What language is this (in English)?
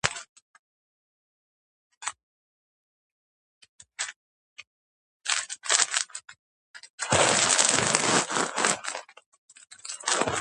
Georgian